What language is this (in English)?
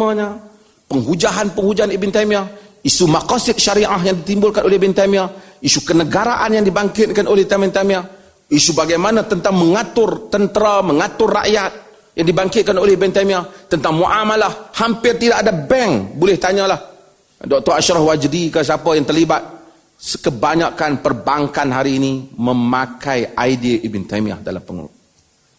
Malay